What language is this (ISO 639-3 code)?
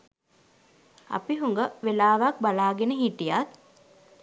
sin